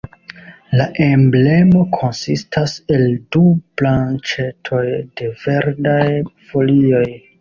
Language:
Esperanto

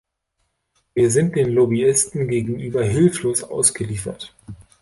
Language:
German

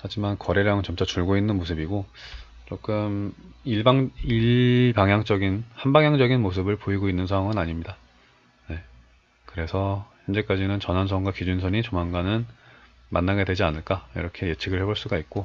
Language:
Korean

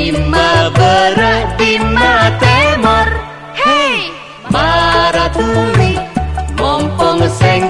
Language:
Indonesian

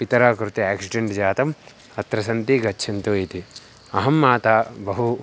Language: Sanskrit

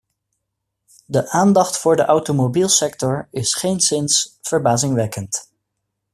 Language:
Dutch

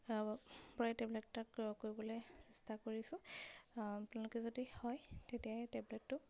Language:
Assamese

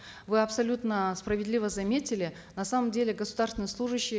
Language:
Kazakh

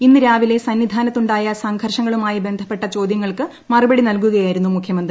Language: Malayalam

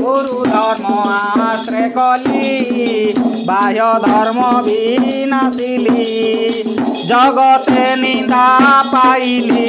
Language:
Romanian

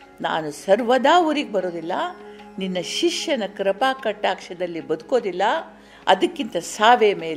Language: Kannada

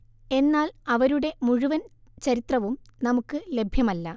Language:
Malayalam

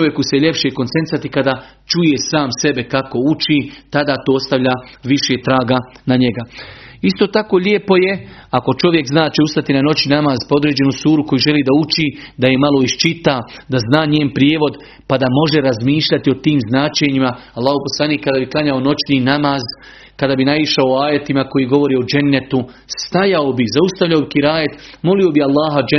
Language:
Croatian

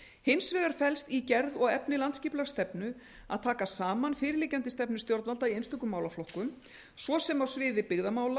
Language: Icelandic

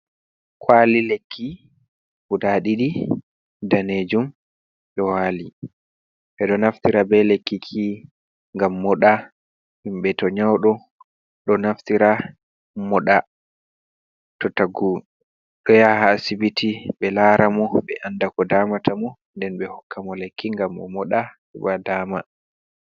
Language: Fula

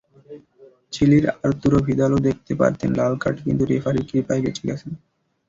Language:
Bangla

